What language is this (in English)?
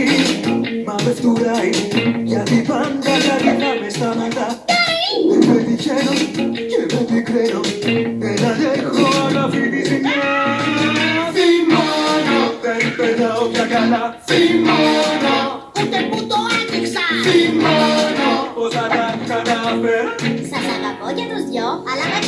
Greek